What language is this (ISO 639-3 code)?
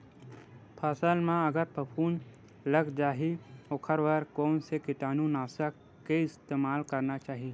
hne